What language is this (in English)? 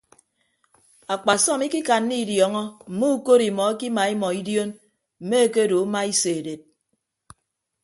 Ibibio